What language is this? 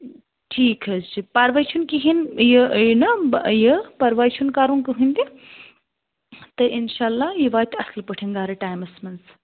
Kashmiri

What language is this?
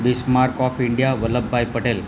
Gujarati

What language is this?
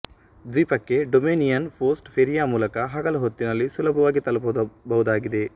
Kannada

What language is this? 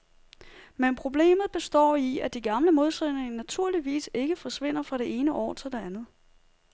Danish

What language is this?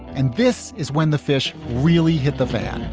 English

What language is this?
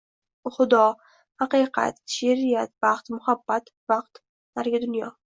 Uzbek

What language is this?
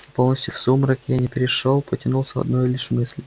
Russian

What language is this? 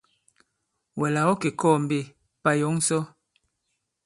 Bankon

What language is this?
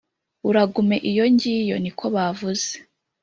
Kinyarwanda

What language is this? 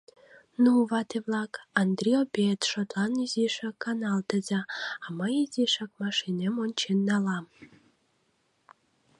Mari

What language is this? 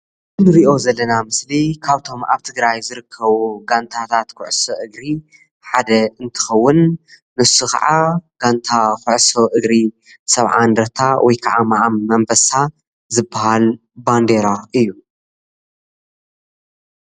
Tigrinya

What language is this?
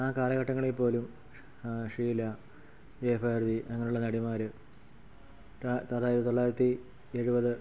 Malayalam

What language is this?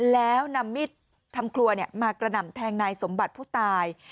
Thai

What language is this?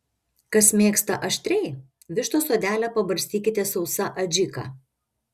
Lithuanian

